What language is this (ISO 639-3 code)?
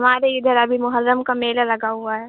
urd